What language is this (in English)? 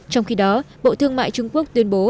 Vietnamese